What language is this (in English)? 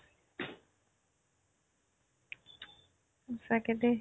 Assamese